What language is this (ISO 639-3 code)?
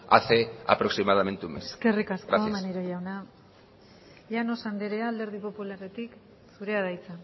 eus